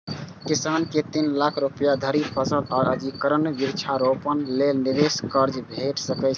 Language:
Maithili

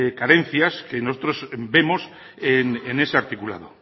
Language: Spanish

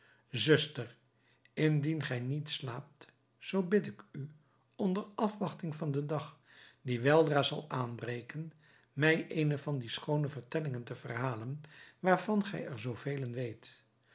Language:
Dutch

